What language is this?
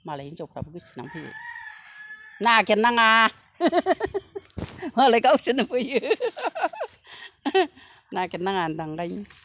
Bodo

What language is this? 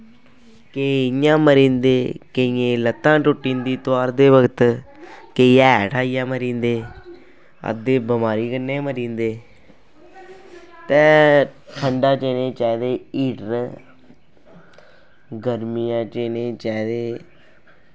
Dogri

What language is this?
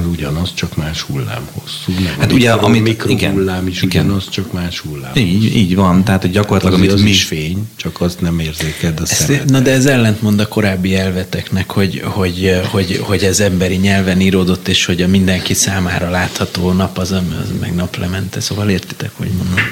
Hungarian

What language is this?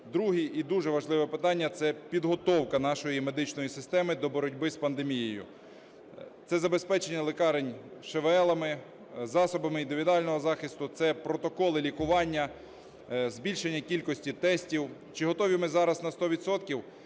Ukrainian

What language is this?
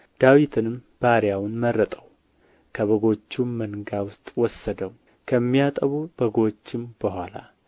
Amharic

